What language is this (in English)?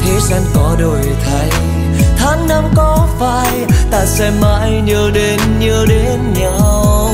Vietnamese